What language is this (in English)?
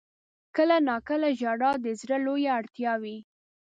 Pashto